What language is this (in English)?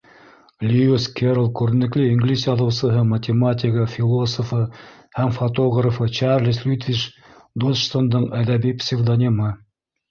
Bashkir